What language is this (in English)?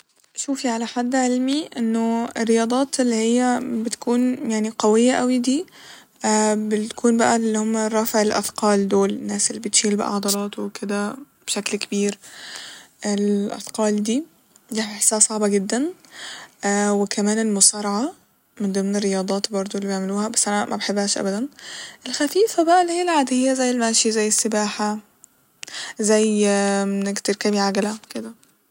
Egyptian Arabic